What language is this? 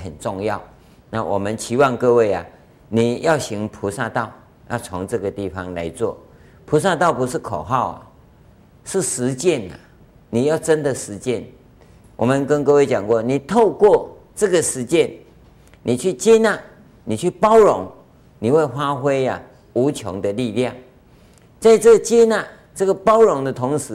Chinese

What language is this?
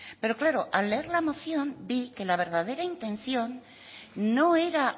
Spanish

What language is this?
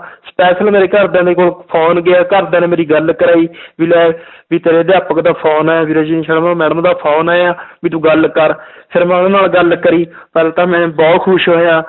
Punjabi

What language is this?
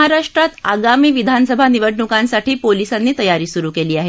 Marathi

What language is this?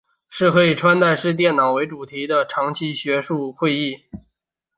Chinese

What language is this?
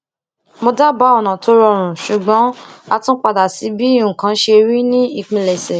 Yoruba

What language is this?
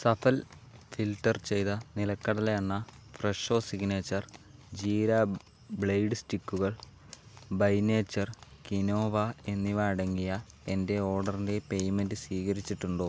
Malayalam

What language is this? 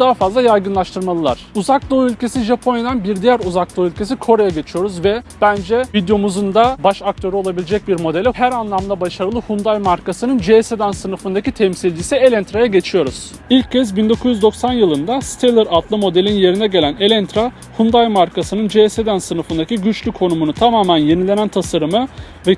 Turkish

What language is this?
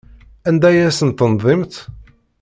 Kabyle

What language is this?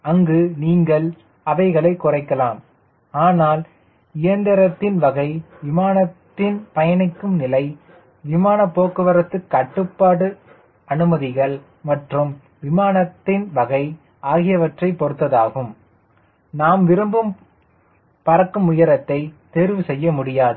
Tamil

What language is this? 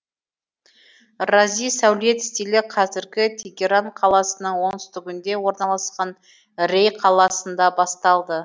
Kazakh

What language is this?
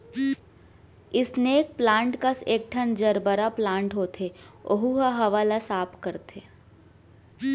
Chhattisgarhi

